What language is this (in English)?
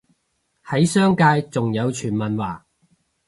Cantonese